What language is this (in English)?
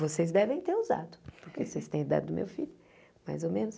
Portuguese